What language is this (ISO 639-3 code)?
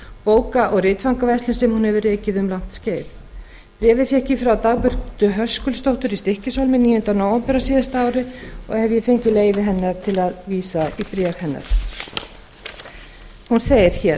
isl